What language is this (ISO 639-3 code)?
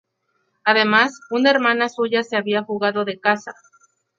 spa